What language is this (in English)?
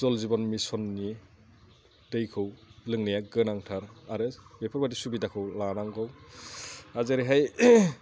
Bodo